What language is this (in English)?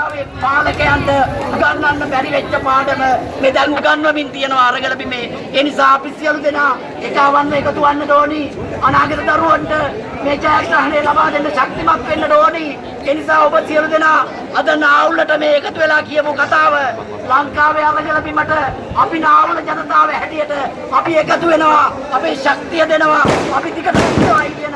Sinhala